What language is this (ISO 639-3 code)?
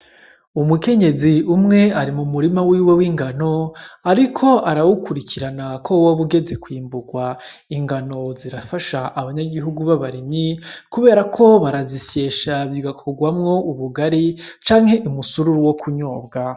run